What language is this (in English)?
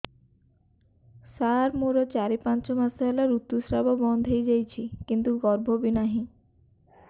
Odia